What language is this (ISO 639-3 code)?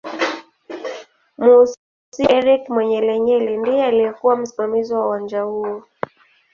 swa